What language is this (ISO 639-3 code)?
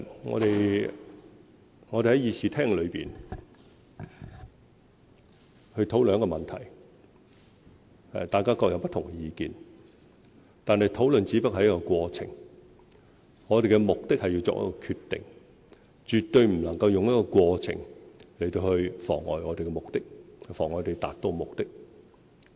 yue